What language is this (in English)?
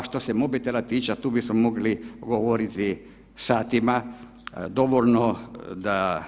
Croatian